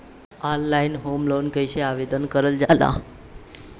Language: Bhojpuri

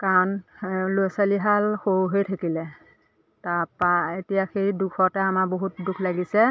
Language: Assamese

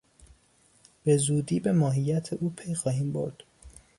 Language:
Persian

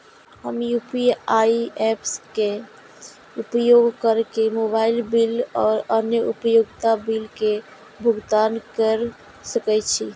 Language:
Maithili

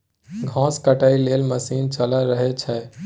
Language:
Maithili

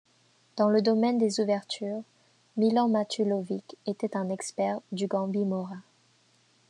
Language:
French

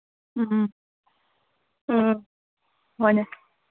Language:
Manipuri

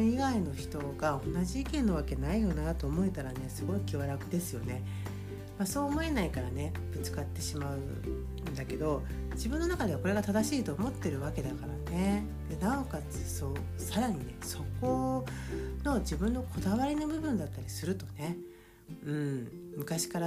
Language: Japanese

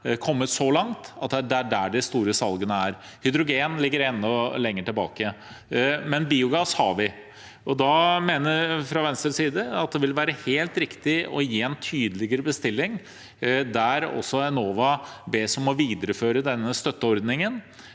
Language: Norwegian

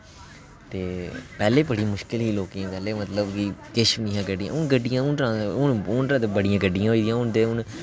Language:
Dogri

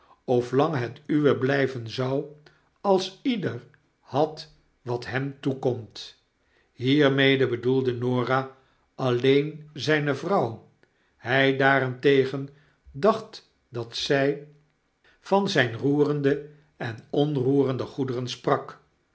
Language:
Dutch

